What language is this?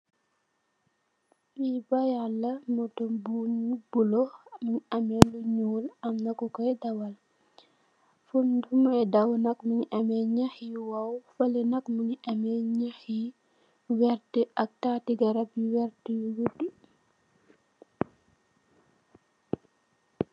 Wolof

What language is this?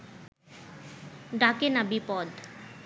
Bangla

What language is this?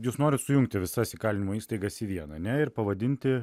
Lithuanian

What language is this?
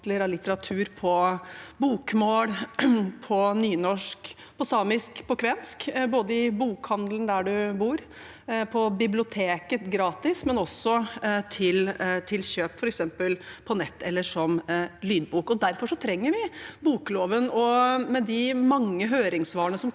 Norwegian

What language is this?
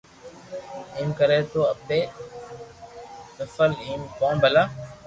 Loarki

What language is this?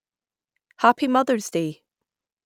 English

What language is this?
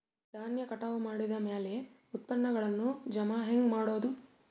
Kannada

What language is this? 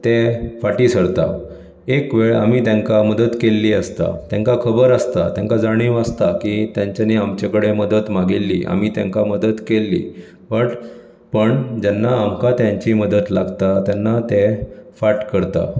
Konkani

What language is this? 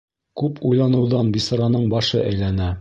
Bashkir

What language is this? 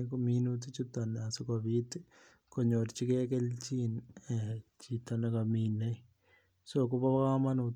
Kalenjin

